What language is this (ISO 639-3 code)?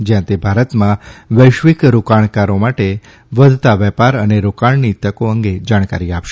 guj